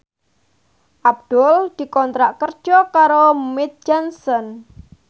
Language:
Javanese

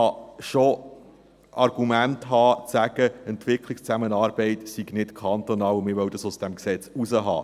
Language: Swiss German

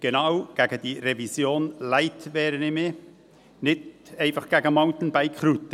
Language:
Swiss German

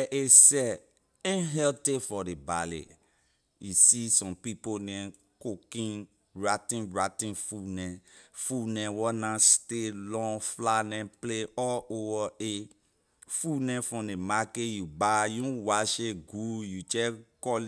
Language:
Liberian English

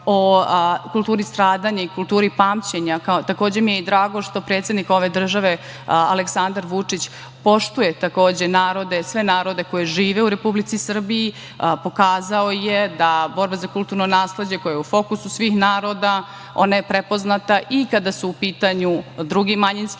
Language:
Serbian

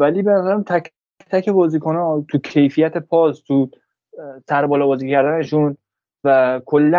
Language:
Persian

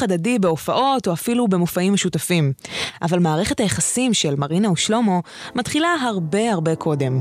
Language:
Hebrew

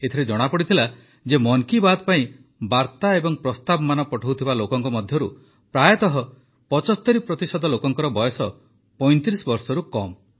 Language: Odia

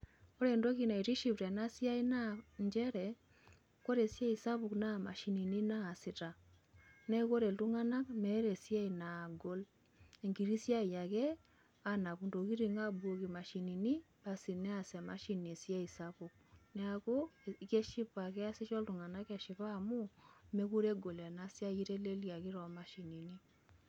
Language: Masai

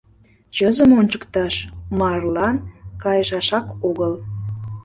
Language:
Mari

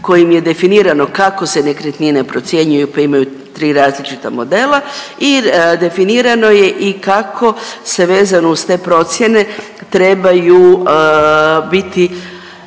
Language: Croatian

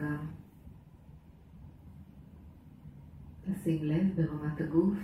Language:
Hebrew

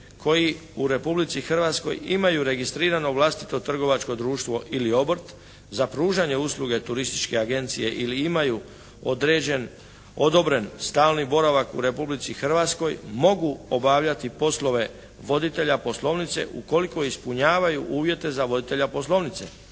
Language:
Croatian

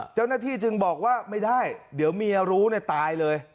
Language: Thai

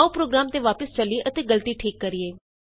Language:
Punjabi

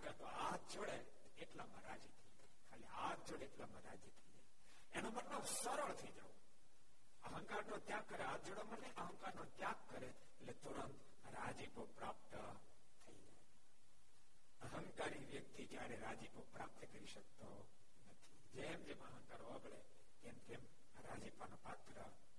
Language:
Gujarati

